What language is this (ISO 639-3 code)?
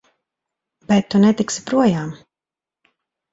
lav